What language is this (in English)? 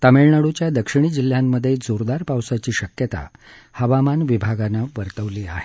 Marathi